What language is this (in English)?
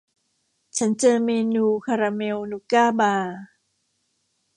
Thai